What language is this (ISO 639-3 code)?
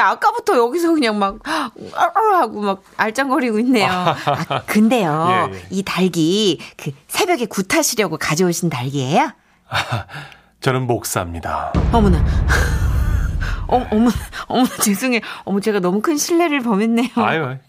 kor